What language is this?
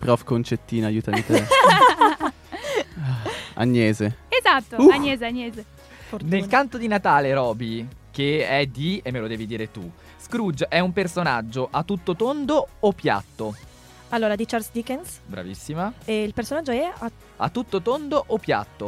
Italian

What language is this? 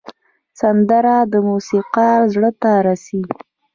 Pashto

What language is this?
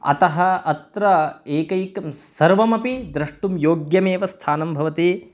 Sanskrit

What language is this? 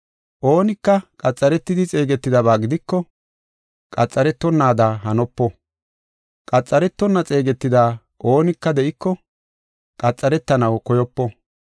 Gofa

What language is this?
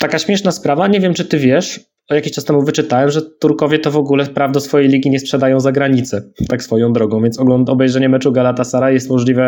Polish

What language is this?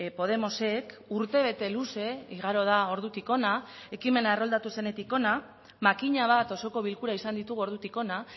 Basque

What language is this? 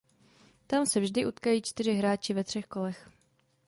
Czech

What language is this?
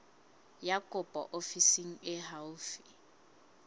Southern Sotho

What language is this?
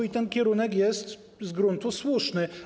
Polish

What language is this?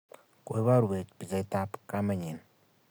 Kalenjin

